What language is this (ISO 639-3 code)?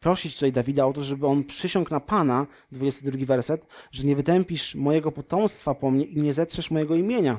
pol